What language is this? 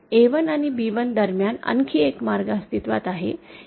Marathi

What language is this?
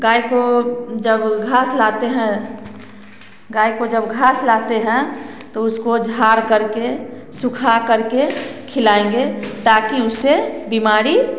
Hindi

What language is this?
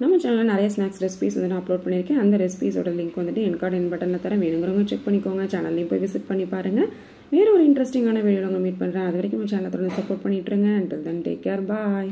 Tamil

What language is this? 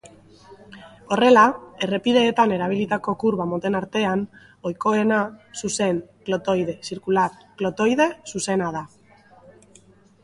Basque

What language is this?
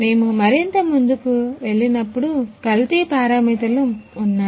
Telugu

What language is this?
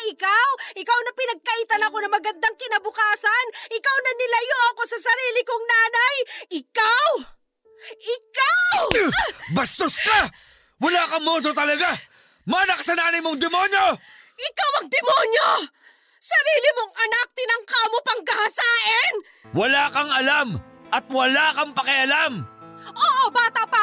Filipino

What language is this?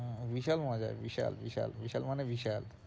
Bangla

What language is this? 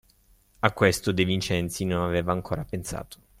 Italian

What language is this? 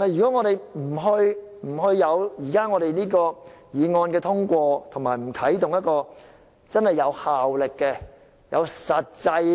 Cantonese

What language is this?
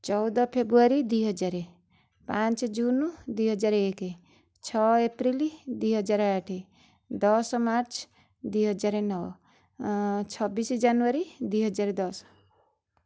Odia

